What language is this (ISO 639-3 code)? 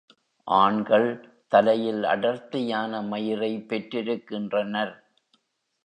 tam